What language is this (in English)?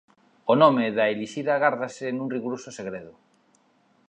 Galician